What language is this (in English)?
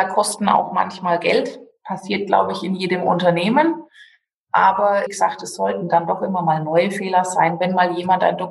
German